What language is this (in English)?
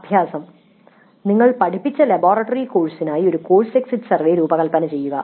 Malayalam